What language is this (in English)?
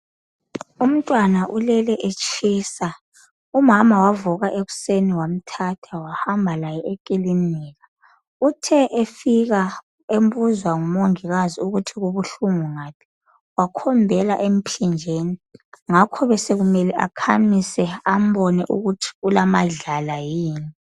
North Ndebele